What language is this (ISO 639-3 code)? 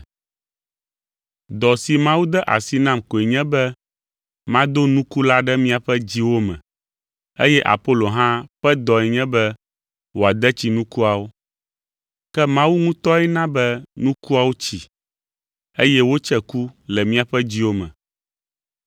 ewe